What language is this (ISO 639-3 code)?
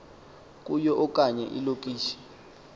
xho